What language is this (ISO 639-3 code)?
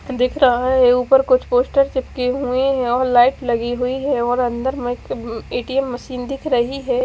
hin